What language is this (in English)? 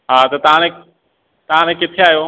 Sindhi